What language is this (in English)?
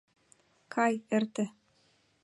Mari